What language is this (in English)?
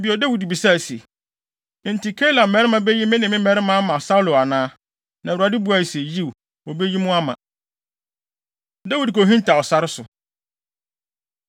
Akan